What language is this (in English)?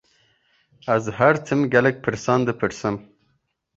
Kurdish